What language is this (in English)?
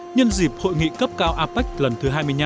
Vietnamese